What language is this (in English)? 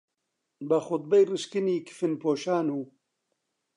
Central Kurdish